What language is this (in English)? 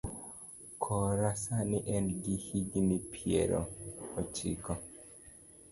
Luo (Kenya and Tanzania)